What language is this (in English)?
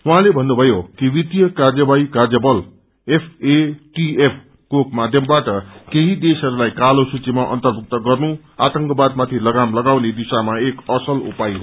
Nepali